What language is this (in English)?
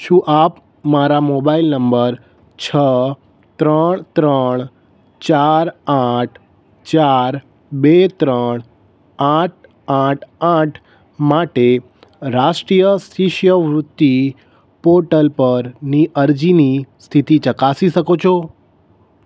Gujarati